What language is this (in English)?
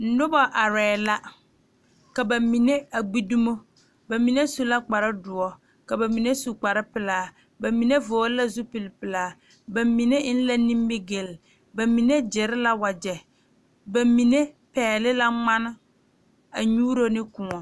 Southern Dagaare